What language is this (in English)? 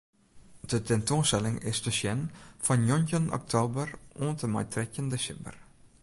Western Frisian